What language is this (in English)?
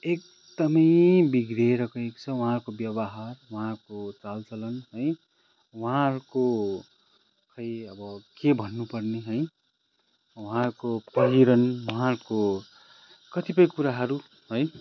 Nepali